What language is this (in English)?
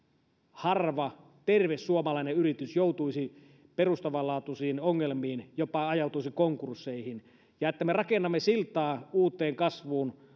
Finnish